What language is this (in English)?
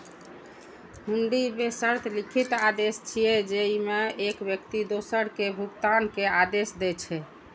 Maithili